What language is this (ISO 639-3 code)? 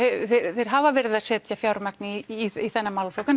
isl